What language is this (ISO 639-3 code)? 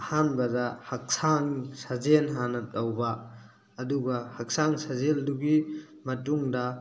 mni